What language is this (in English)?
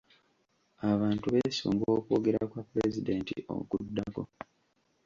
Ganda